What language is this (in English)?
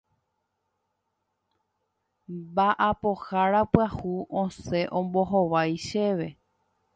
Guarani